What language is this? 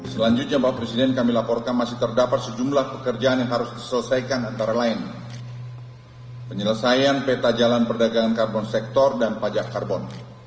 Indonesian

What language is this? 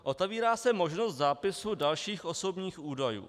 Czech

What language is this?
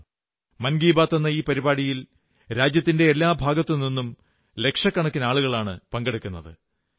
Malayalam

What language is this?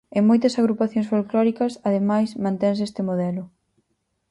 Galician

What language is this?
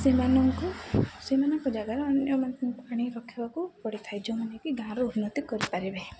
Odia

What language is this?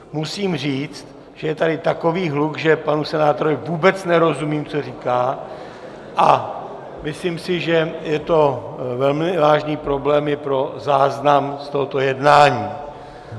Czech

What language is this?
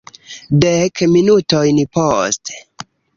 Esperanto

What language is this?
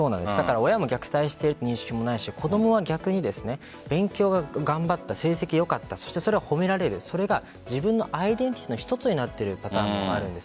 Japanese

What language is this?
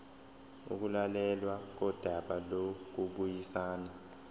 Zulu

